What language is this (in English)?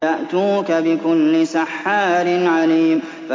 Arabic